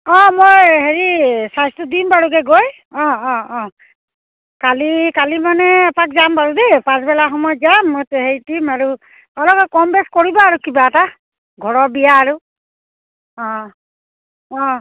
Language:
Assamese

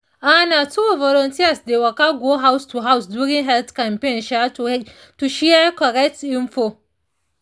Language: Nigerian Pidgin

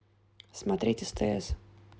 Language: Russian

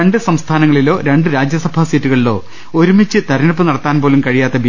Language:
Malayalam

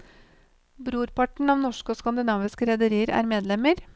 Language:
Norwegian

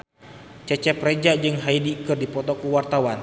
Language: Sundanese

